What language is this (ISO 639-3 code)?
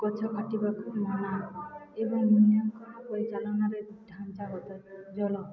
ori